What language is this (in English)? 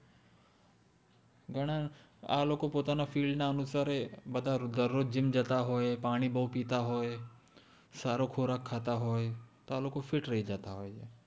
Gujarati